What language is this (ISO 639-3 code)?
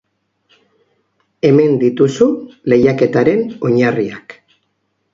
eus